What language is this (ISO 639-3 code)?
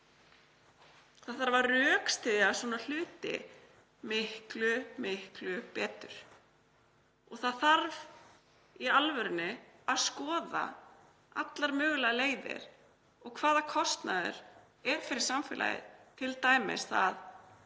isl